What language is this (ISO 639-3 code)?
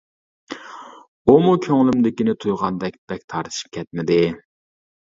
uig